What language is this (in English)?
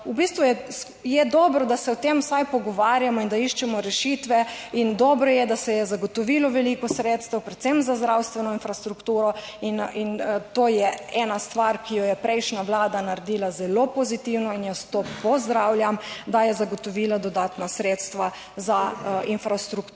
Slovenian